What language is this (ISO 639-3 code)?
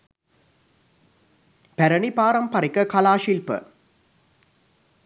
sin